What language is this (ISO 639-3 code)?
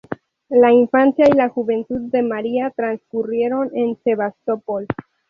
spa